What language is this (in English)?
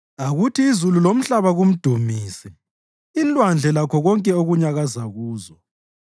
North Ndebele